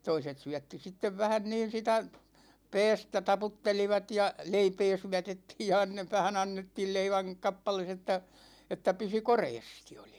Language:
Finnish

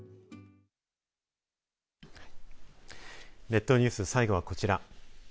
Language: Japanese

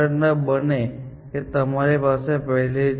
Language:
Gujarati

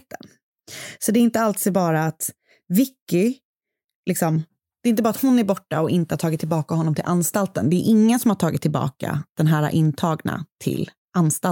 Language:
Swedish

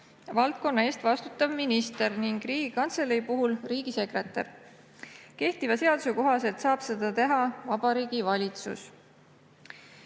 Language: Estonian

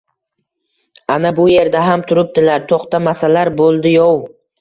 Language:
Uzbek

